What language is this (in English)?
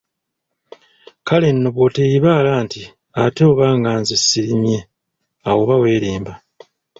Ganda